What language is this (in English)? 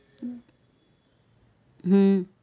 Gujarati